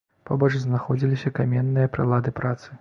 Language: Belarusian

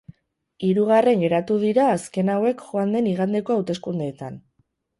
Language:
Basque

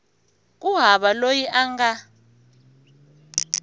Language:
Tsonga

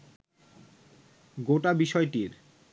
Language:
Bangla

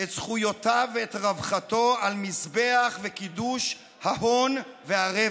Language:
Hebrew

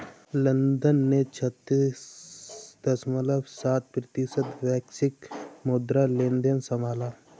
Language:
Hindi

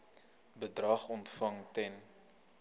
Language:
Afrikaans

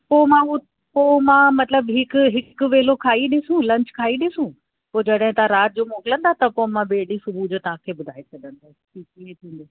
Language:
Sindhi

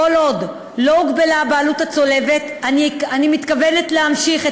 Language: Hebrew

